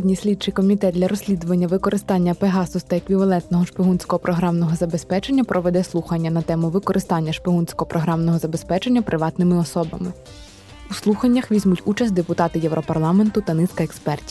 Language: Ukrainian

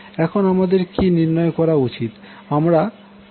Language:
Bangla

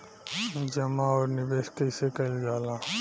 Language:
Bhojpuri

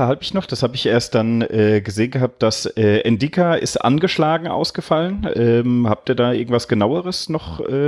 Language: German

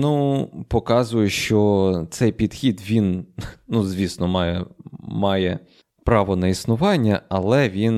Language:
Ukrainian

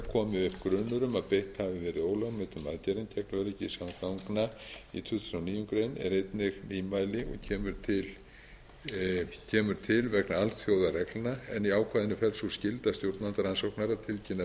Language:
Icelandic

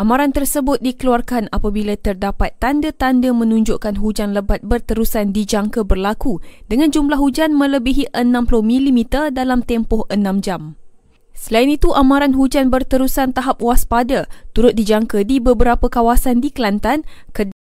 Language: Malay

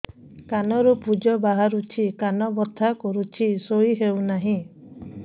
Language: Odia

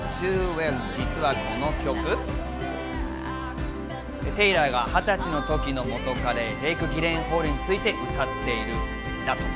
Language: Japanese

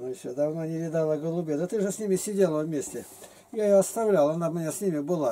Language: Russian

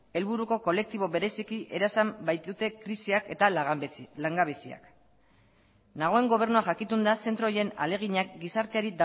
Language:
Basque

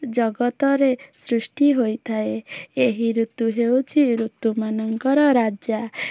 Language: Odia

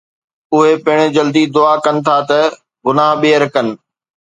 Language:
Sindhi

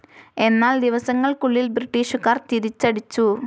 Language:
Malayalam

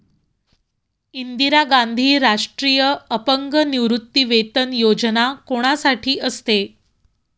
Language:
Marathi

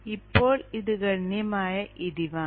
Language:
Malayalam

